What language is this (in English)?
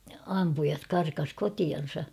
Finnish